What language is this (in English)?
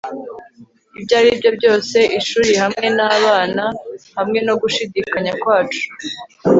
Kinyarwanda